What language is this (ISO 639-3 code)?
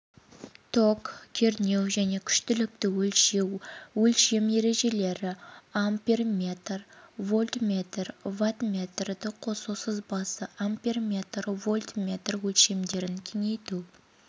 kaz